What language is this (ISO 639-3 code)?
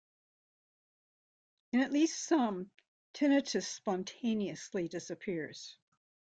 eng